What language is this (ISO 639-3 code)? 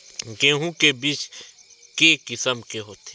hne